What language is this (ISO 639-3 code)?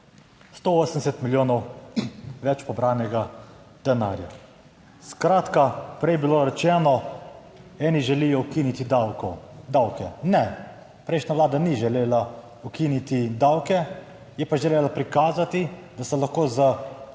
slv